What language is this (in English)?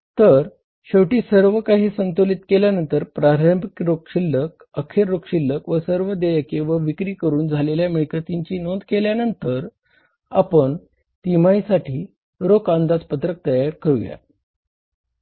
Marathi